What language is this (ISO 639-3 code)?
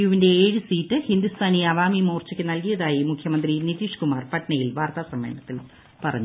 mal